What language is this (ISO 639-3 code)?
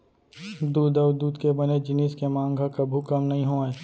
hne